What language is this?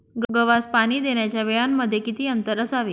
Marathi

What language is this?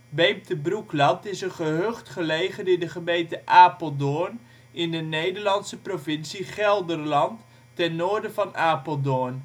Dutch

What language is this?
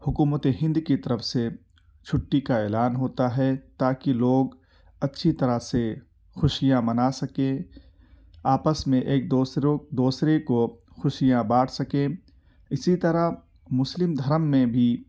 Urdu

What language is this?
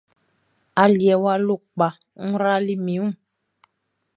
Baoulé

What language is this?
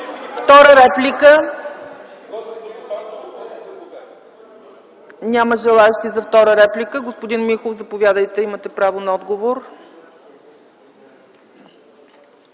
Bulgarian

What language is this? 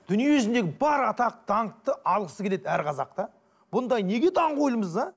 Kazakh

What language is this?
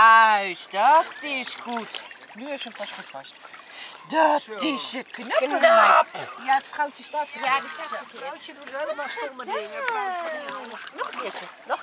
Dutch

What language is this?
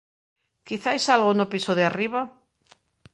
Galician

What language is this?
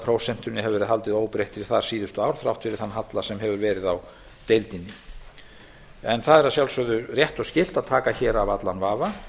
Icelandic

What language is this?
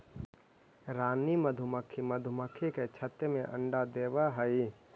Magahi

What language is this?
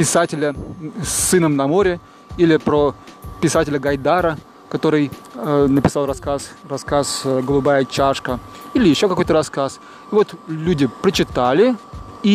Russian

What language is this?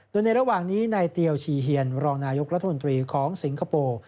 Thai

